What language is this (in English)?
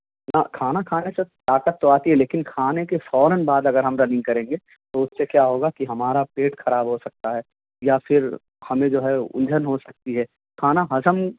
Urdu